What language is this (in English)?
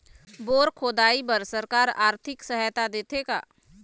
Chhattisgarhi